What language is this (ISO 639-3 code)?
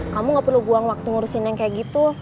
ind